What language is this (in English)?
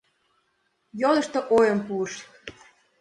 Mari